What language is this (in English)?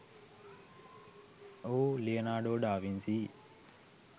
Sinhala